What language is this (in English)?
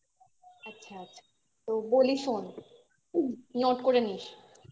Bangla